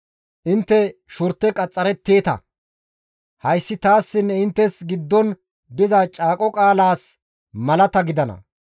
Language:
Gamo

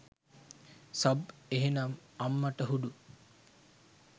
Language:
Sinhala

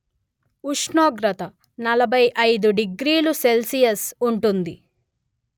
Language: Telugu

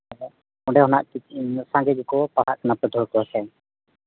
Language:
Santali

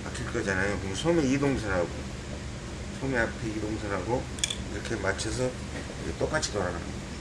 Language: Korean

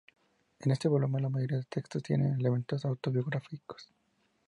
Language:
Spanish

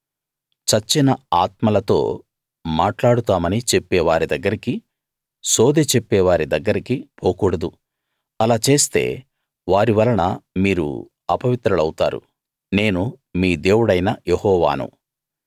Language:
Telugu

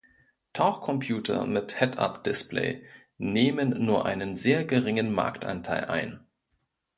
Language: German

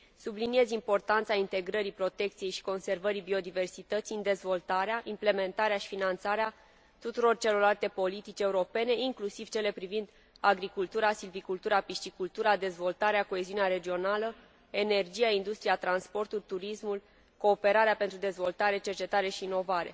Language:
Romanian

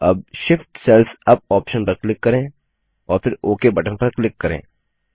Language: Hindi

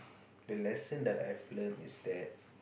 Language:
English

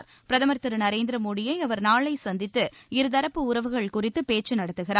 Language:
Tamil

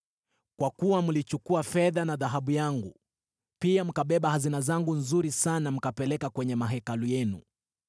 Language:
Swahili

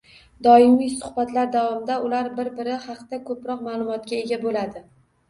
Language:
Uzbek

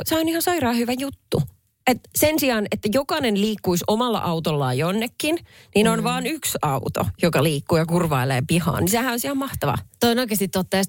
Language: Finnish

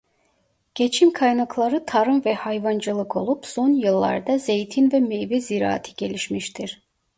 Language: Turkish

